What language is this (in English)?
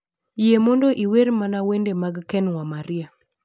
Luo (Kenya and Tanzania)